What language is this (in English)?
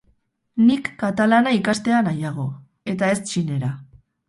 Basque